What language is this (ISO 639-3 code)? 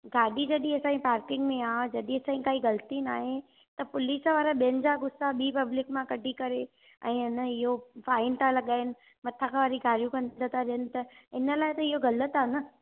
snd